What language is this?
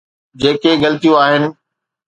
Sindhi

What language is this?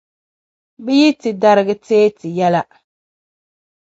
Dagbani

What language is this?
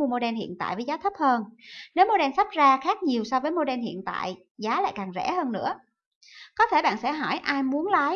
Vietnamese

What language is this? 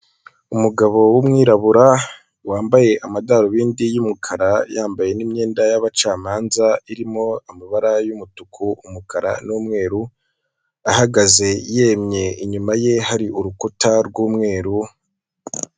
Kinyarwanda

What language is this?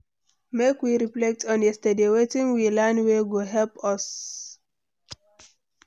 Nigerian Pidgin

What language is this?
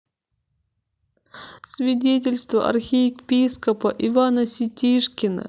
Russian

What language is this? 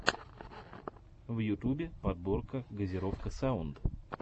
Russian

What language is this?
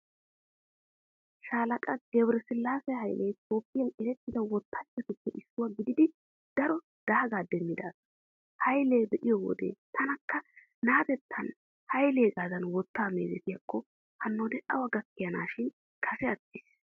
Wolaytta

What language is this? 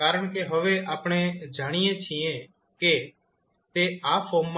Gujarati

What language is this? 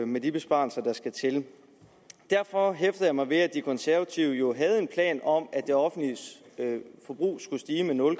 Danish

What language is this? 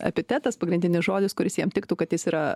Lithuanian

